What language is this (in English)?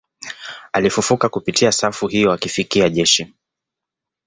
Swahili